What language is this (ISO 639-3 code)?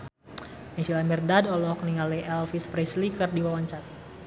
sun